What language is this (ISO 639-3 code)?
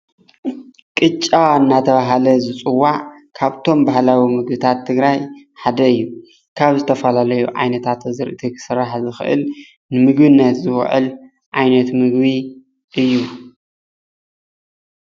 tir